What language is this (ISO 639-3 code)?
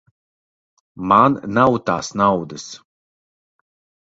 lav